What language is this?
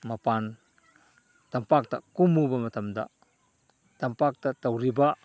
Manipuri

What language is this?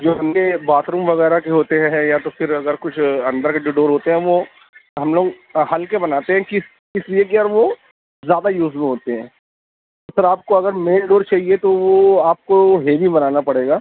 Urdu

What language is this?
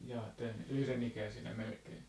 Finnish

